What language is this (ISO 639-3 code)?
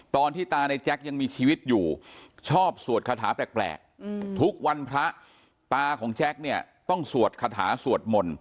tha